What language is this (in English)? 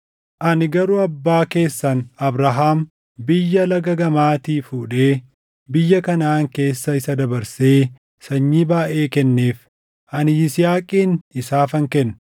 Oromo